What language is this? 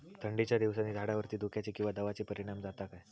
Marathi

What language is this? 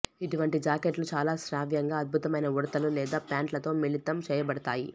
Telugu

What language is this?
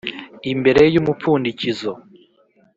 Kinyarwanda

